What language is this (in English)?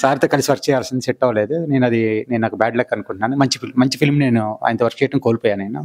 Telugu